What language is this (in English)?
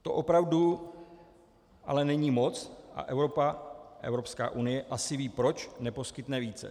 Czech